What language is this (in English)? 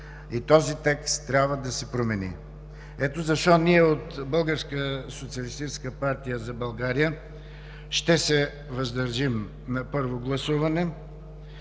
Bulgarian